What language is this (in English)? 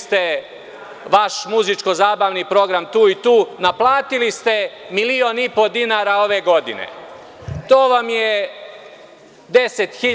Serbian